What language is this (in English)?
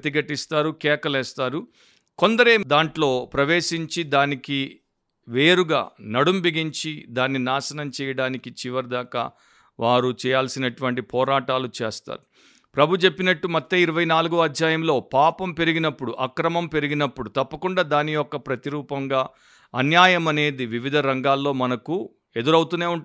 Telugu